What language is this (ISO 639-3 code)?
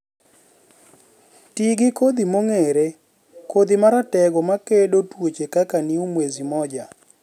luo